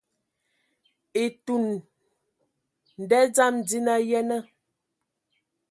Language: Ewondo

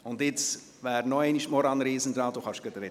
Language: Swiss German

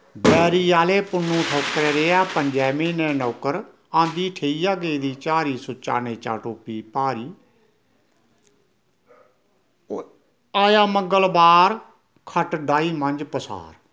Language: Dogri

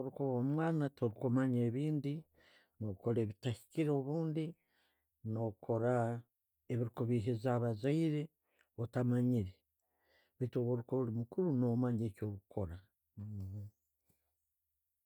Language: Tooro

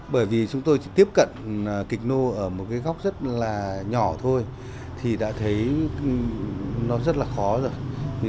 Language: Vietnamese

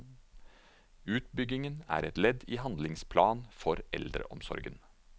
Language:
Norwegian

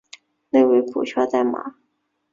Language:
Chinese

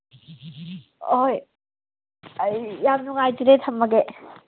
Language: Manipuri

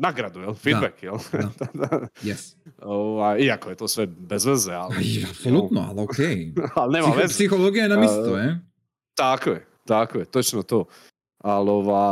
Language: Croatian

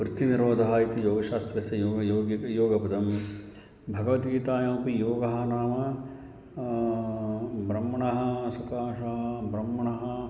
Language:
Sanskrit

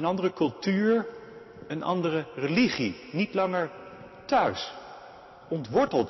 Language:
Dutch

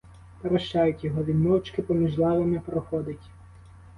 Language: Ukrainian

